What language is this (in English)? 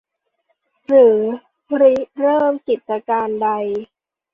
Thai